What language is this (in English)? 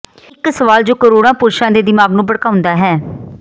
Punjabi